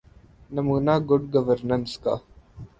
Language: Urdu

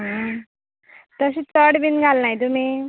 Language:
Konkani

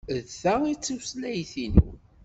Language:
Kabyle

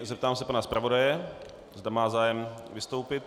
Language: Czech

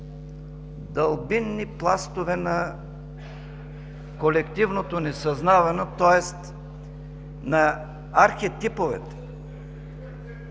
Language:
Bulgarian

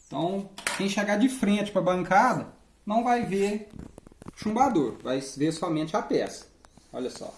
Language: Portuguese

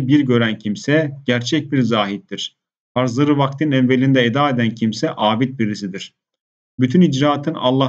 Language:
Turkish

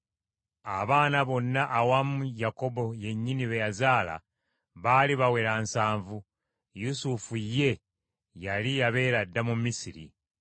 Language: Ganda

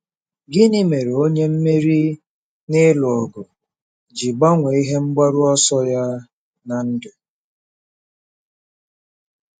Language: Igbo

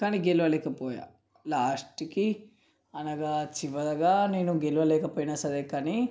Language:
Telugu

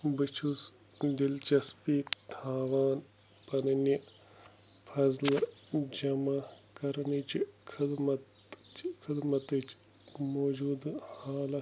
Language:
Kashmiri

